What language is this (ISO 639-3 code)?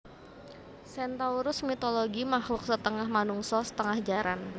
jav